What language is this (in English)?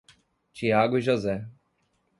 Portuguese